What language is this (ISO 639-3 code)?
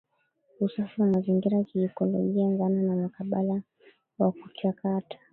swa